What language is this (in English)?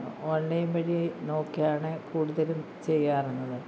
Malayalam